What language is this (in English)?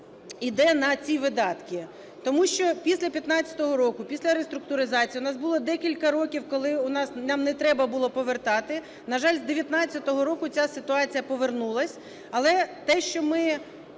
Ukrainian